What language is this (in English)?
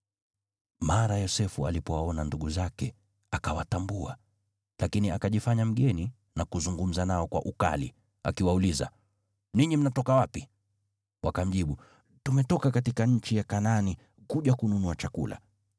Swahili